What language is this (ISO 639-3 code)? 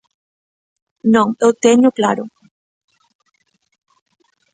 glg